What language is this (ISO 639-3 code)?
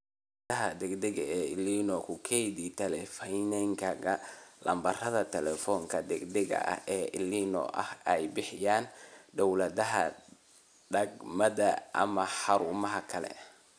som